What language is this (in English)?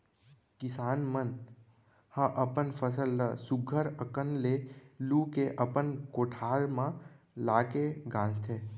Chhattisgarhi